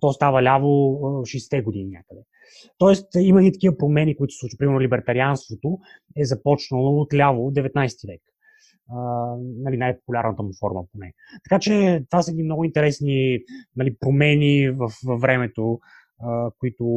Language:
Bulgarian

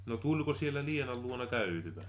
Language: Finnish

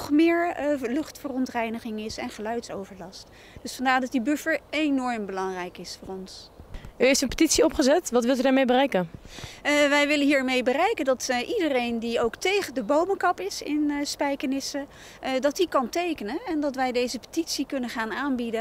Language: Dutch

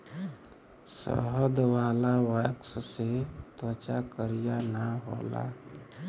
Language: Bhojpuri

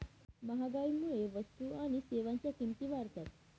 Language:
Marathi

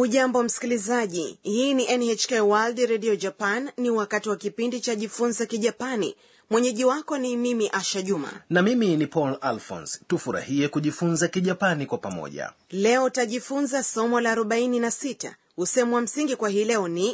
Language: Swahili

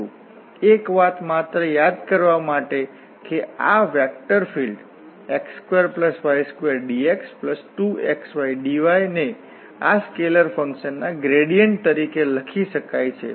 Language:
Gujarati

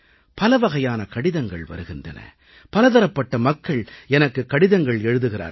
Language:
Tamil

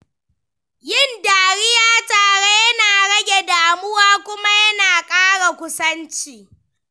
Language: Hausa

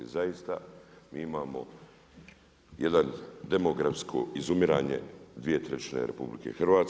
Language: Croatian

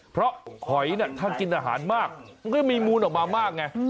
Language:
Thai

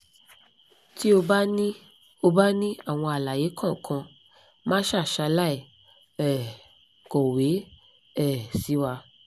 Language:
Yoruba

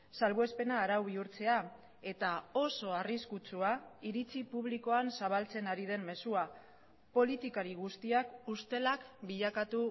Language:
Basque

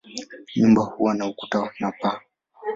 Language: Swahili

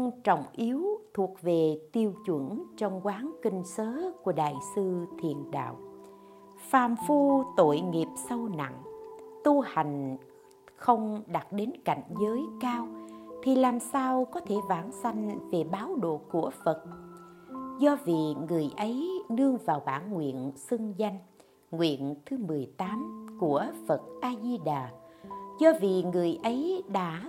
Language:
Vietnamese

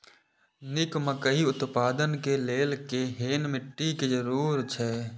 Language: Maithili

